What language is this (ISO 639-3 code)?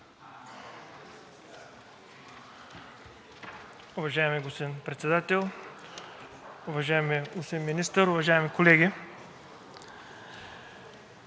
bul